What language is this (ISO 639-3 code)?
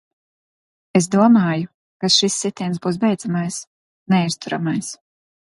lav